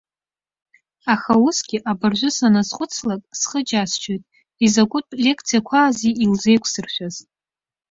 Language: Abkhazian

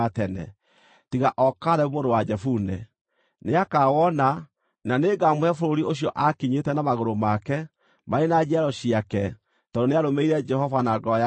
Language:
Kikuyu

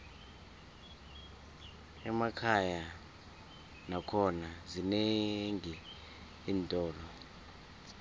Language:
South Ndebele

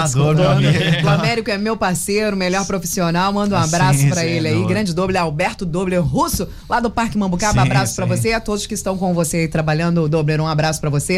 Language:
Portuguese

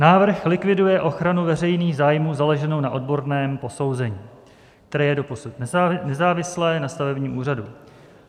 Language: Czech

